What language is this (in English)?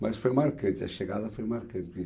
Portuguese